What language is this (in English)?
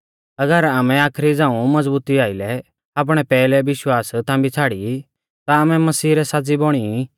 Mahasu Pahari